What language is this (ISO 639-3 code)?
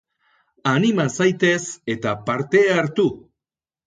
eus